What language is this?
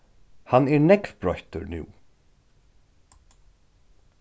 Faroese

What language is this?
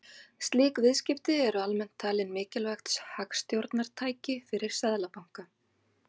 Icelandic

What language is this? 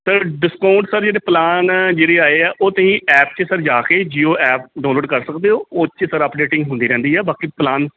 Punjabi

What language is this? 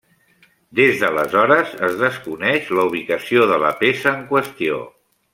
Catalan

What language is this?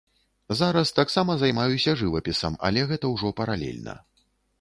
Belarusian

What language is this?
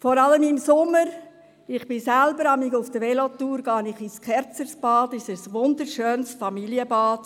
Swiss German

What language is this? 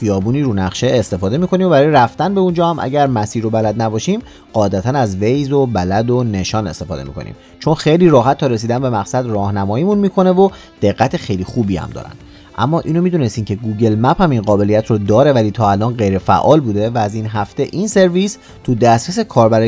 Persian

